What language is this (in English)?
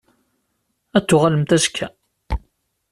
Kabyle